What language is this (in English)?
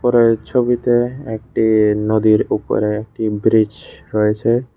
Bangla